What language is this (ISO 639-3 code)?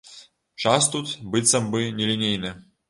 bel